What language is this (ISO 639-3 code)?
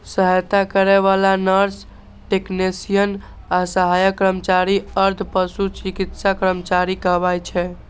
mai